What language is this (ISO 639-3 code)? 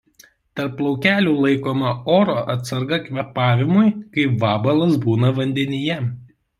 lit